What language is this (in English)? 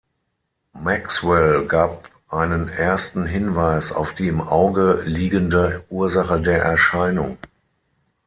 German